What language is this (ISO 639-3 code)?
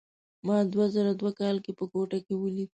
pus